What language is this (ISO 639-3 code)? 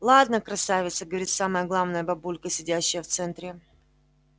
rus